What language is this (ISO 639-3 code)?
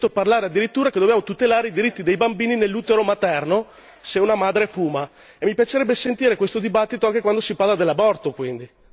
ita